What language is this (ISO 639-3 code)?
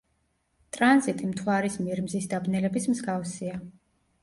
kat